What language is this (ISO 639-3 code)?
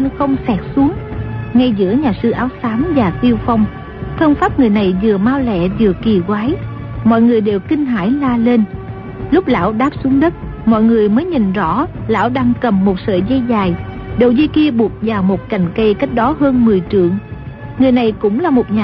vie